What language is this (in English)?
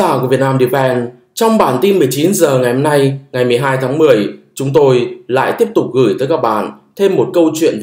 Vietnamese